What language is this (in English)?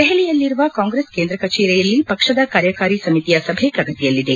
Kannada